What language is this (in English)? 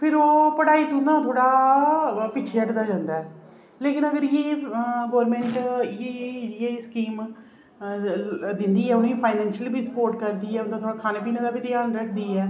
Dogri